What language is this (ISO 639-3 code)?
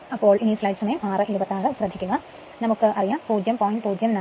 mal